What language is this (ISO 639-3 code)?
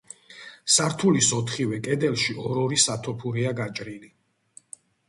kat